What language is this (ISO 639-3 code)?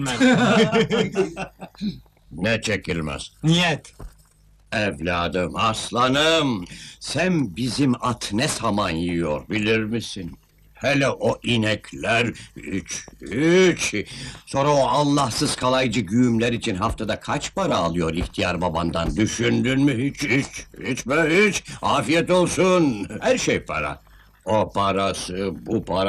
tur